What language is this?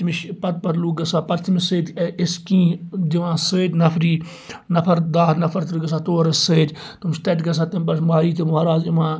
Kashmiri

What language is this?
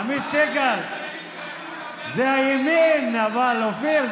Hebrew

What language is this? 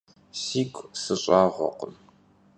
Kabardian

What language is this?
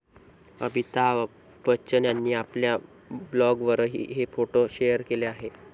Marathi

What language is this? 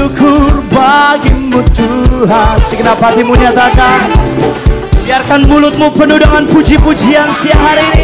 Indonesian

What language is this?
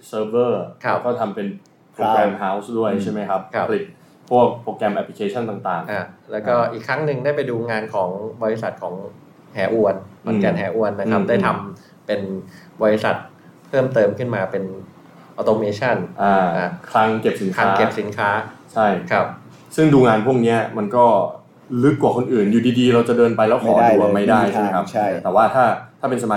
Thai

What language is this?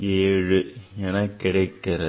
Tamil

